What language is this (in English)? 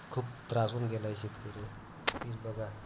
Marathi